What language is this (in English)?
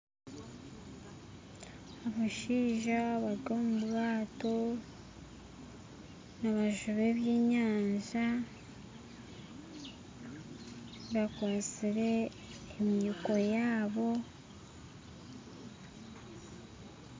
Nyankole